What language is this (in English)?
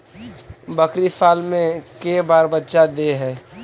Magahi